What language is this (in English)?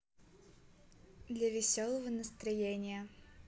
Russian